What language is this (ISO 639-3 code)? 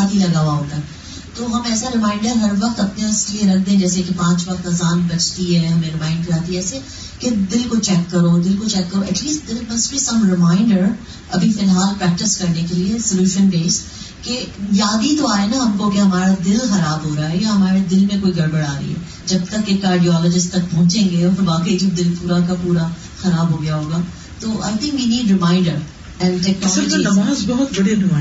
urd